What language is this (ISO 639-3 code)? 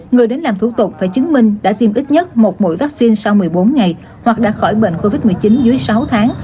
vie